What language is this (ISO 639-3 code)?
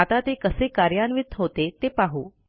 mar